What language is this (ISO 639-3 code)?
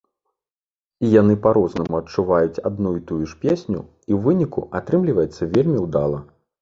bel